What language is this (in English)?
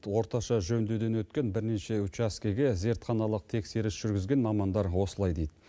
Kazakh